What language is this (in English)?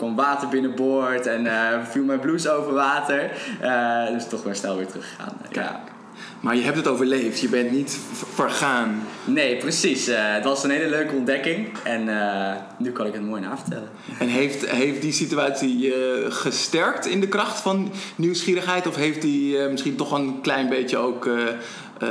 Dutch